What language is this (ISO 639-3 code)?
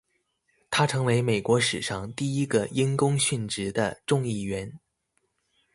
zho